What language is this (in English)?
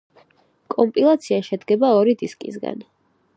Georgian